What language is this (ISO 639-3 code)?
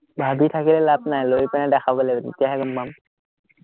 asm